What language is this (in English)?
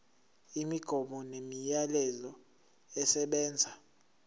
Zulu